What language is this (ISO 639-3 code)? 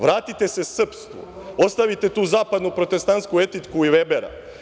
srp